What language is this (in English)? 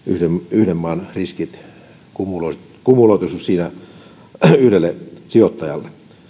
Finnish